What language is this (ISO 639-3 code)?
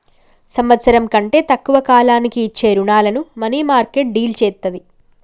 tel